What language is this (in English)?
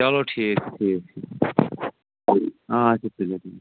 Kashmiri